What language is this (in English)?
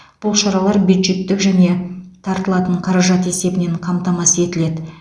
Kazakh